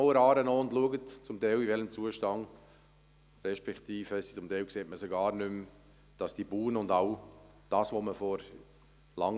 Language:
Swiss German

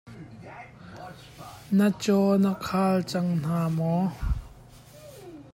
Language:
Hakha Chin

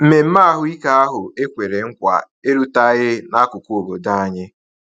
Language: Igbo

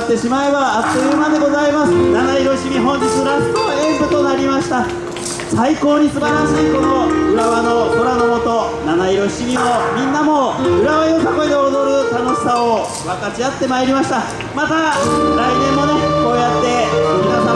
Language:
Japanese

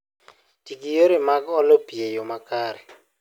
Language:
Luo (Kenya and Tanzania)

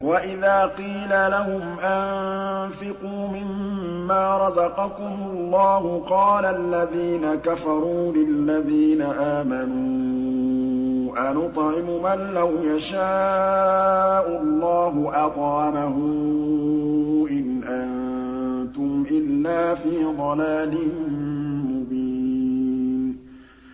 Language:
Arabic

